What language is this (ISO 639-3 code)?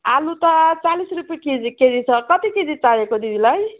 nep